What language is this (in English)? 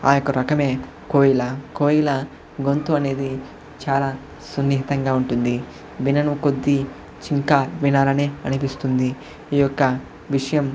Telugu